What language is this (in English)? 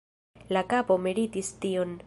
Esperanto